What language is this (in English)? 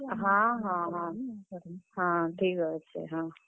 Odia